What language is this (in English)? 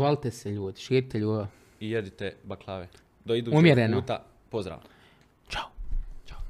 Croatian